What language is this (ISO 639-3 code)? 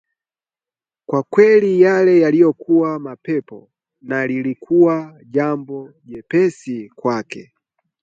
swa